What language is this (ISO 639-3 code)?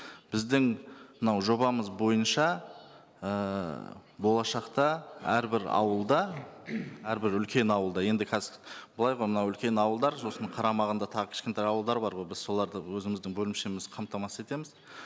kaz